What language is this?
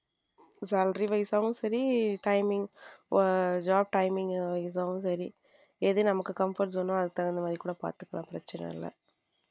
Tamil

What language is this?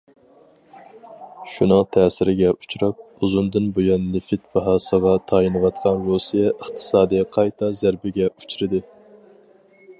Uyghur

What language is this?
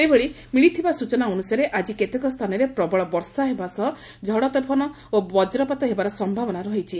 Odia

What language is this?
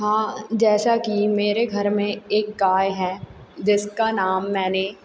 Hindi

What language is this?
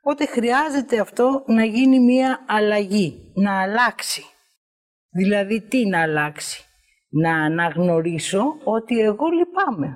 Greek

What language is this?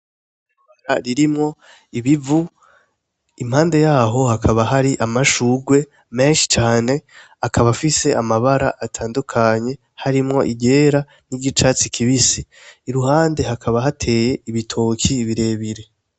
Rundi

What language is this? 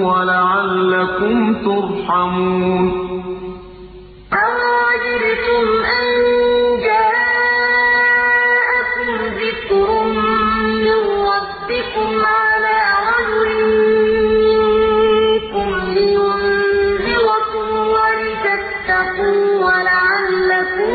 Arabic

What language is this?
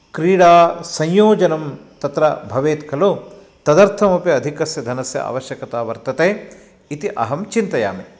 Sanskrit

